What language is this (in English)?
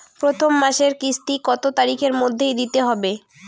Bangla